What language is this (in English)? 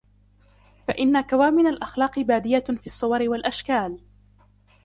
Arabic